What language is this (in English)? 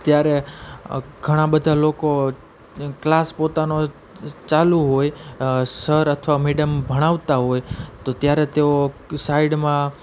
Gujarati